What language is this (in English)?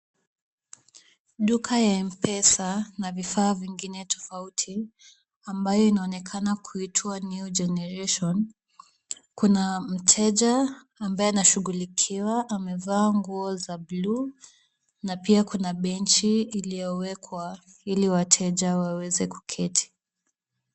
Swahili